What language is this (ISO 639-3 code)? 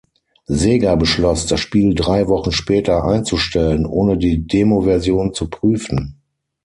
deu